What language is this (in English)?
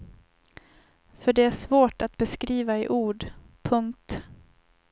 Swedish